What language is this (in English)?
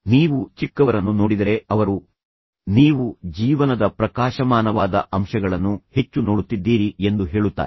Kannada